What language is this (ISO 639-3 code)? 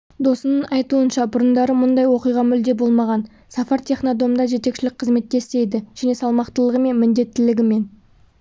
kaz